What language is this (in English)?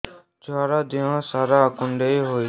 Odia